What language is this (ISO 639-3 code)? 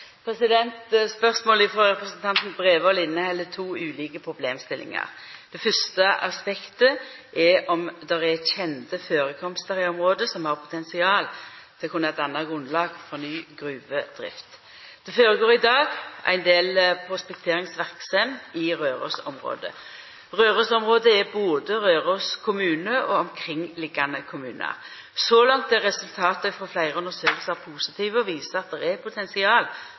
nno